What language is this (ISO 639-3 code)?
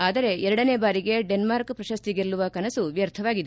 kan